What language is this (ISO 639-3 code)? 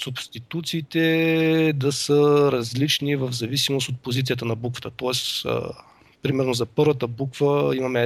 bul